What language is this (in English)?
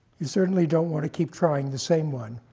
English